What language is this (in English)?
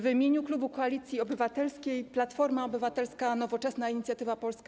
Polish